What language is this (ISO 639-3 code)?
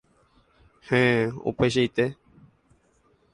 grn